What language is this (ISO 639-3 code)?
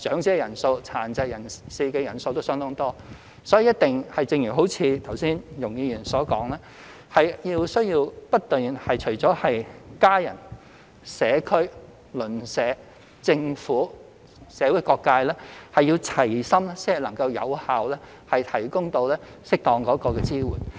yue